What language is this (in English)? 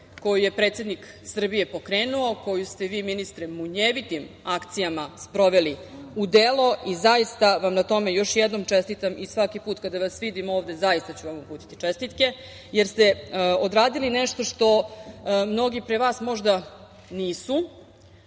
Serbian